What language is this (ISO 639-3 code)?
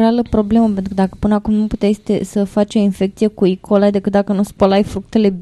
ron